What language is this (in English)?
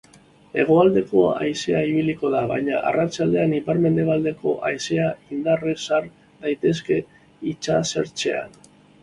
Basque